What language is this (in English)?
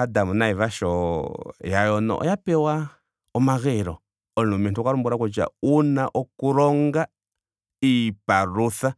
Ndonga